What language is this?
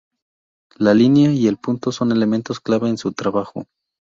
Spanish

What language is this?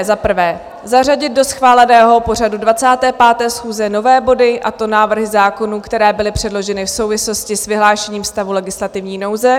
Czech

